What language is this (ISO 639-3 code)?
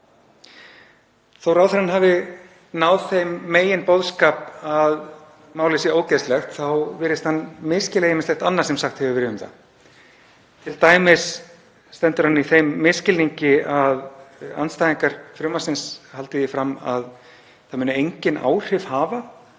isl